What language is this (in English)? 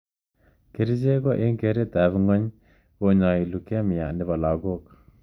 Kalenjin